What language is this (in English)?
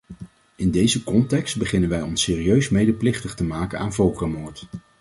Dutch